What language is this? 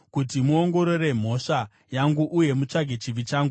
Shona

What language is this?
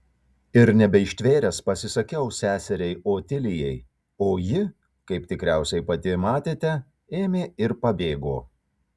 Lithuanian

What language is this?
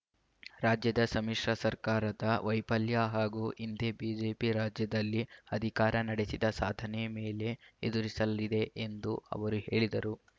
Kannada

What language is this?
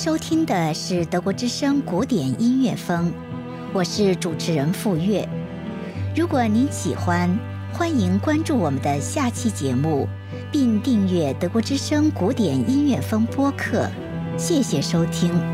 Chinese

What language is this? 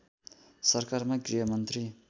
Nepali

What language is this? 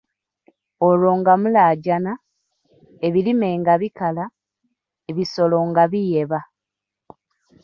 Ganda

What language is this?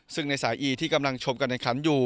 Thai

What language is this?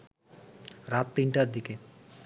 Bangla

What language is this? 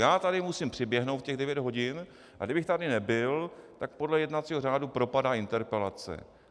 Czech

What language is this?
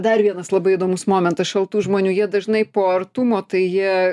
Lithuanian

